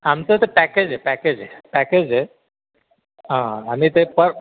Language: Marathi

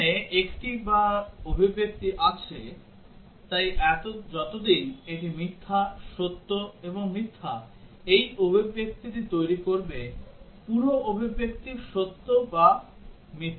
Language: Bangla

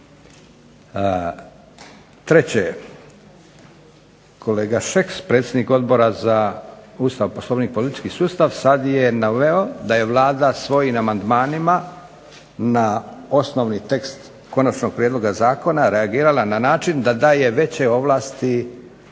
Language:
Croatian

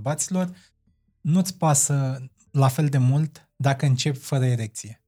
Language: Romanian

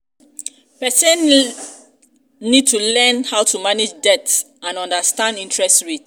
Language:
Nigerian Pidgin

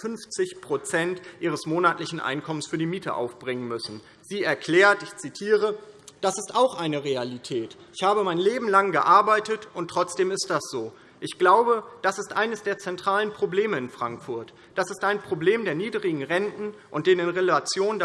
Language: German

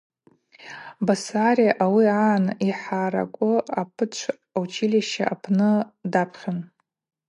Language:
Abaza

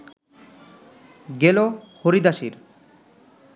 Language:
Bangla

